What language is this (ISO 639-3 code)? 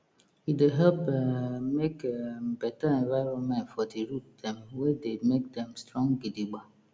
pcm